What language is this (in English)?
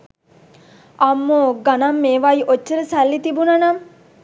Sinhala